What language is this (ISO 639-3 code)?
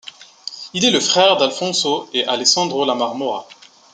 fra